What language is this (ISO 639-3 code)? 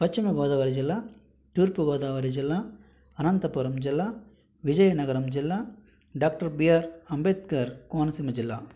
tel